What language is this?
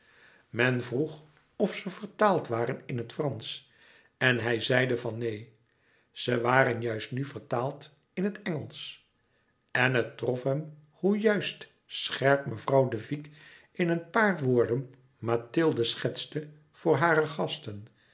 Dutch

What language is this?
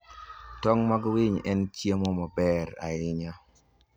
Luo (Kenya and Tanzania)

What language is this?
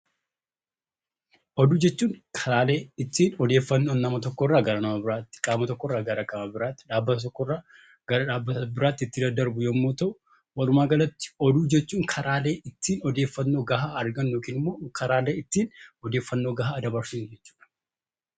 Oromo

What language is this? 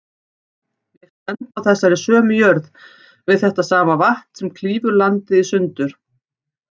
Icelandic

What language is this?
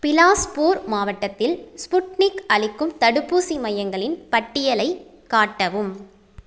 Tamil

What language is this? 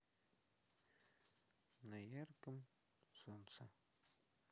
Russian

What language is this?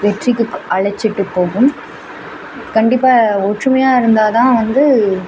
Tamil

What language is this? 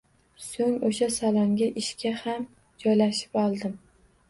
Uzbek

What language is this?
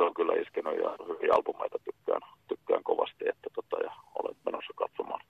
Finnish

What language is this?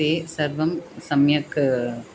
Sanskrit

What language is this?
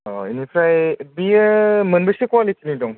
Bodo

